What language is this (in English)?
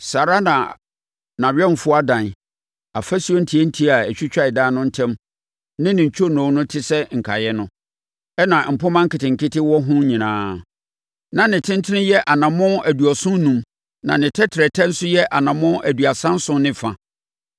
Akan